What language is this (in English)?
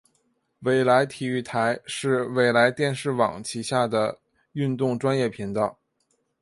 Chinese